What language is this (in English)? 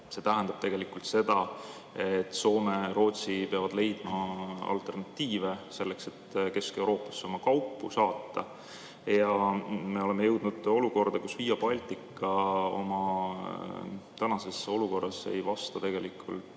Estonian